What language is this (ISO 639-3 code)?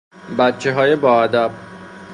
fas